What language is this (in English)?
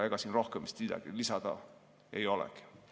Estonian